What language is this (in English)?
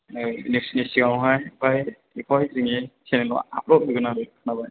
Bodo